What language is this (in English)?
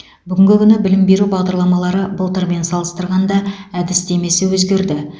Kazakh